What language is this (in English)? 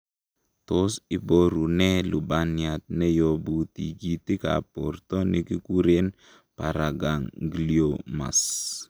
Kalenjin